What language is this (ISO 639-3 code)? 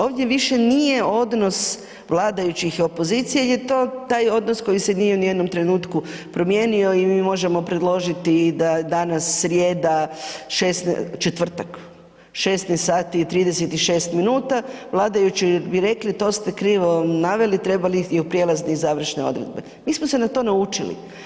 hrv